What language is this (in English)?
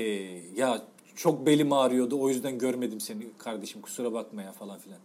Turkish